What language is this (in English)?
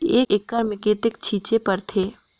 Chhattisgarhi